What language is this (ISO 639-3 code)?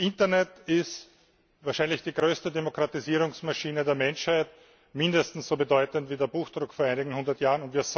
deu